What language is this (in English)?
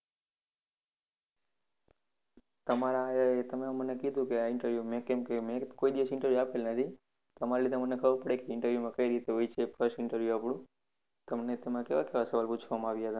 Gujarati